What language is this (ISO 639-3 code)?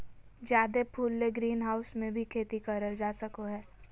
mag